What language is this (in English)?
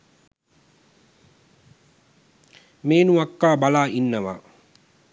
Sinhala